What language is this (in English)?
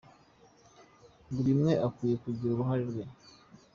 Kinyarwanda